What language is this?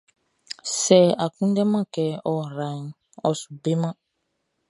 Baoulé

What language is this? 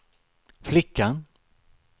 Swedish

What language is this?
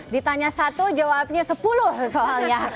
Indonesian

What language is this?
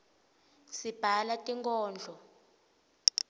Swati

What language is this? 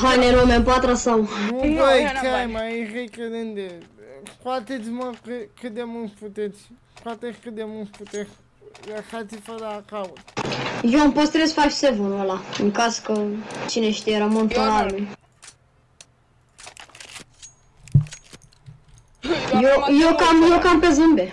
Romanian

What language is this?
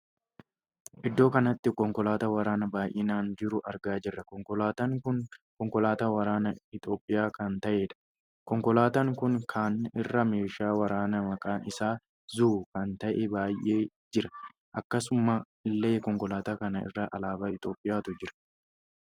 Oromo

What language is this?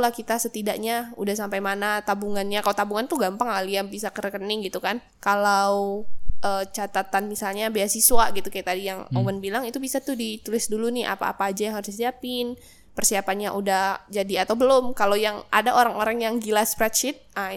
Indonesian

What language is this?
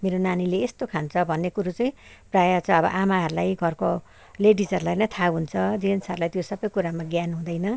Nepali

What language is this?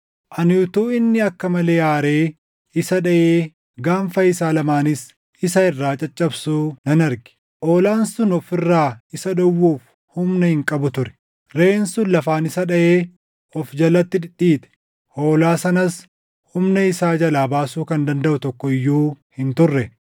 Oromo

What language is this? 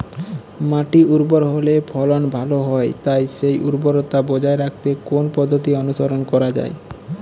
Bangla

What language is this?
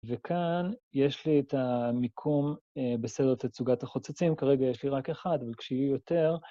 Hebrew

